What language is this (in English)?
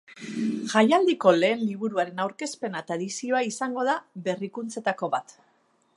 Basque